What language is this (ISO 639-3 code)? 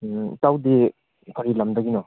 mni